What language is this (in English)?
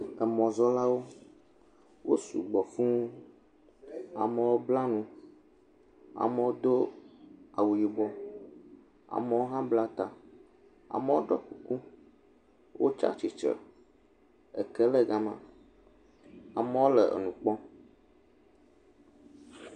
Ewe